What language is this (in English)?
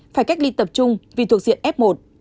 Vietnamese